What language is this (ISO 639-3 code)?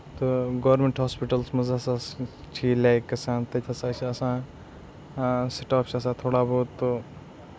kas